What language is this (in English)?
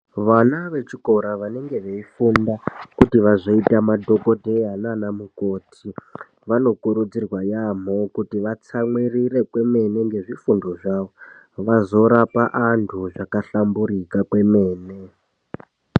Ndau